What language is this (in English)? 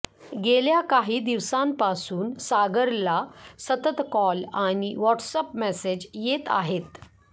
Marathi